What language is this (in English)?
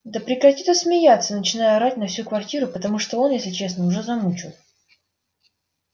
Russian